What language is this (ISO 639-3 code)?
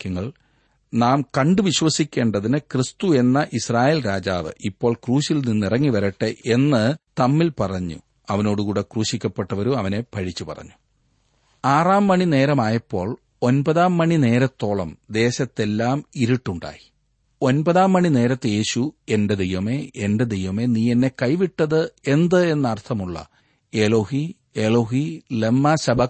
mal